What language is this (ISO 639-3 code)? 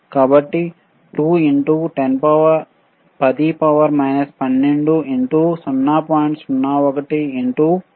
tel